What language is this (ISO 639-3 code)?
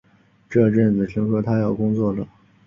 zho